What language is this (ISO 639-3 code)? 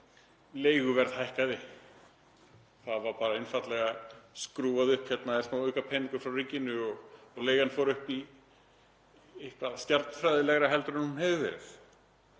isl